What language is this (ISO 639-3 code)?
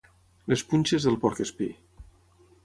cat